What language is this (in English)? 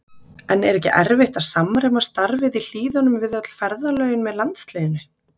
Icelandic